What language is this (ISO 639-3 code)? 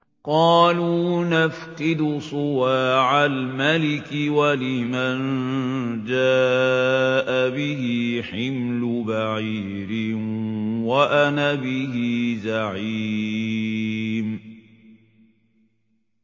ara